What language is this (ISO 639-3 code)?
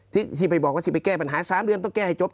tha